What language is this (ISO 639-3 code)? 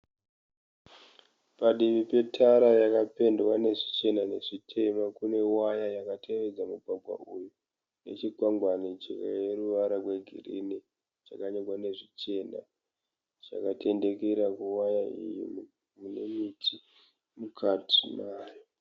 sna